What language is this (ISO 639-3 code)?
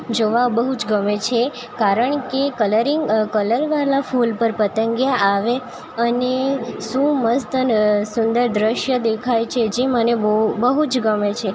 guj